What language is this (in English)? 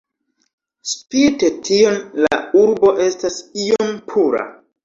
Esperanto